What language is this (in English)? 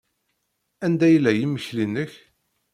Kabyle